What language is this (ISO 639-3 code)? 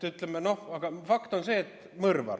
est